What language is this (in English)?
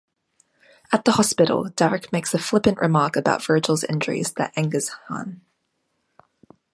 English